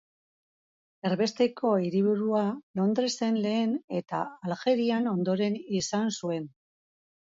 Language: Basque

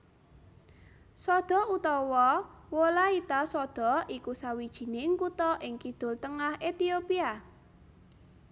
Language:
Javanese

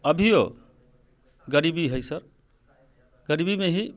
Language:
Maithili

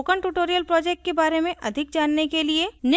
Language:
Hindi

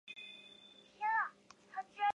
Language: Chinese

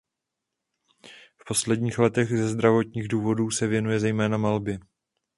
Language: Czech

